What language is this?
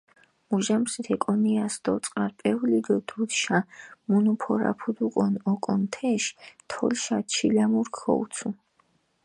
Mingrelian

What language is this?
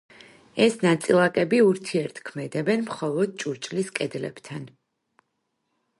Georgian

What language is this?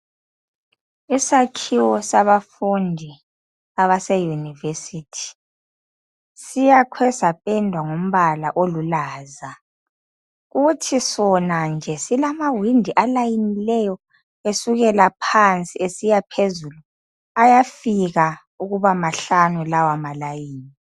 North Ndebele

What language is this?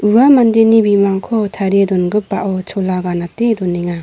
Garo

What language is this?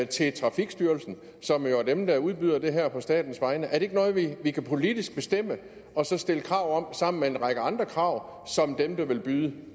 Danish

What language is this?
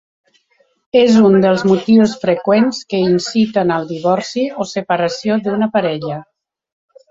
Catalan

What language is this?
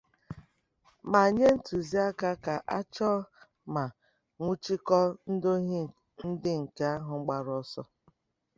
Igbo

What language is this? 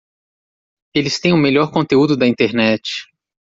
Portuguese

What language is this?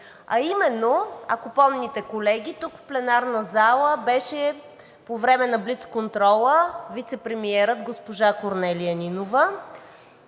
Bulgarian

